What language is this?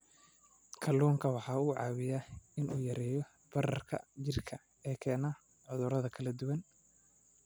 Somali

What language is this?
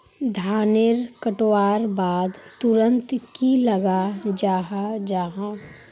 Magahi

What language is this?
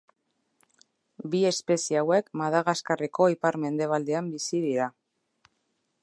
Basque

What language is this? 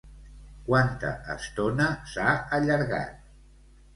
Catalan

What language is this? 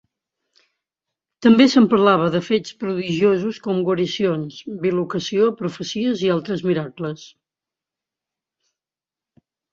Catalan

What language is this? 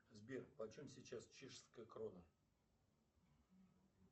Russian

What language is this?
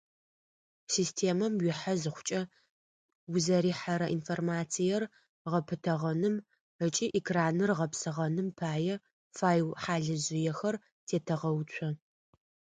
Adyghe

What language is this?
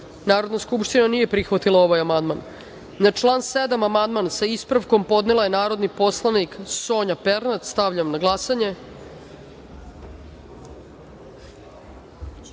Serbian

